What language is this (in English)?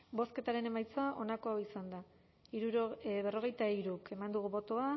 Basque